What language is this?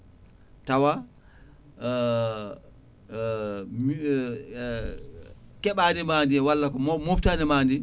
Fula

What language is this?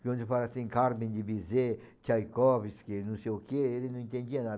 Portuguese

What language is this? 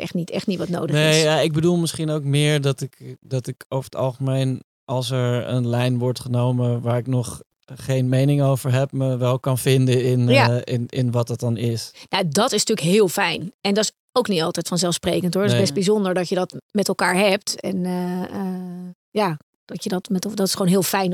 Dutch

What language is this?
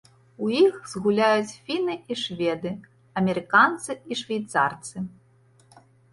Belarusian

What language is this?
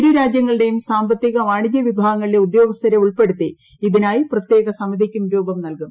Malayalam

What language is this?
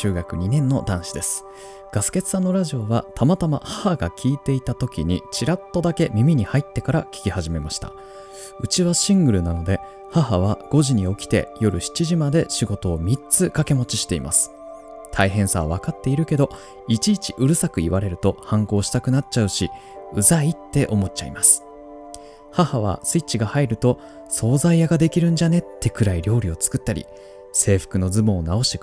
Japanese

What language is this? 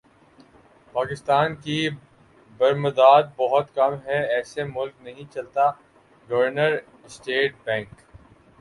Urdu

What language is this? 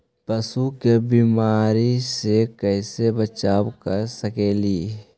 Magahi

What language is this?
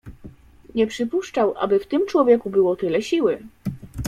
Polish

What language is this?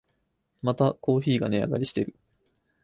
Japanese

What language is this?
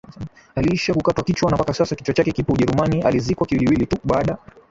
Swahili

